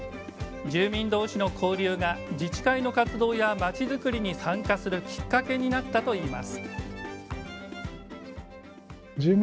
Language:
Japanese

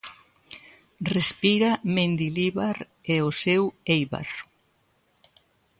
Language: Galician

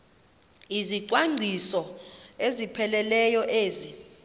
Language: Xhosa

